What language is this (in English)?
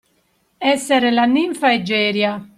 Italian